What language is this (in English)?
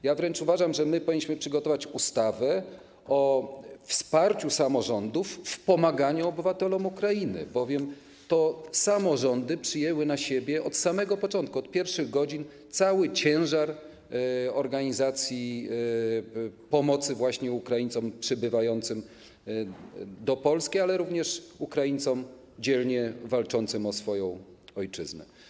Polish